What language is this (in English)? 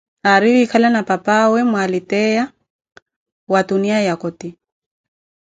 Koti